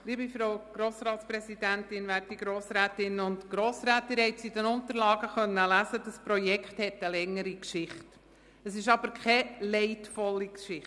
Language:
Swiss German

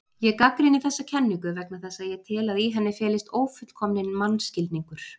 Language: Icelandic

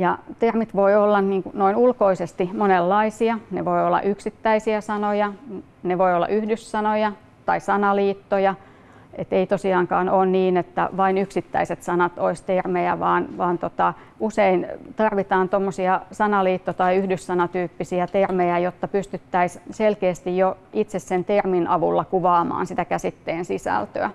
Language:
Finnish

